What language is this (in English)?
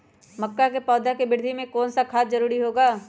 Magahi